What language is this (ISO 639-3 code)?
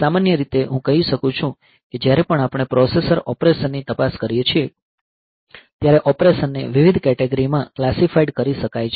guj